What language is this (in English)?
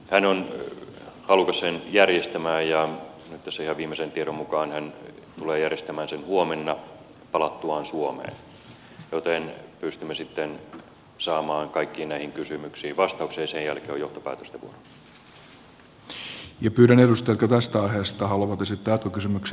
Finnish